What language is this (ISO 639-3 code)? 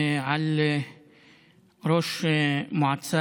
heb